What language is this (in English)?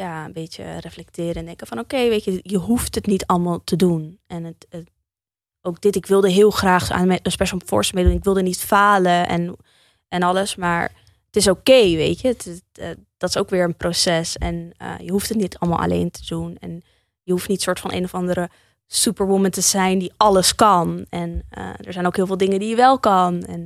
Dutch